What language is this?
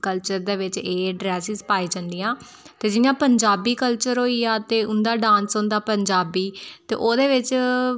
Dogri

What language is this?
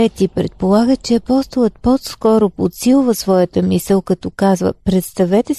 Bulgarian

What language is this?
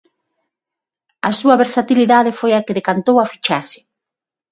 Galician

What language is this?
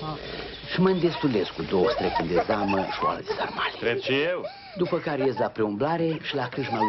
Romanian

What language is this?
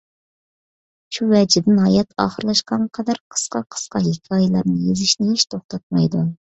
Uyghur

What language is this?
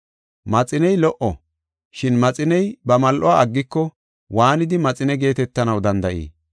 Gofa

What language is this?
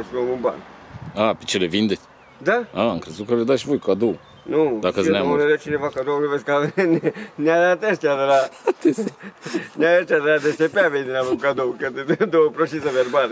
Romanian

